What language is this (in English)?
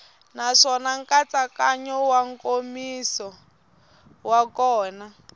Tsonga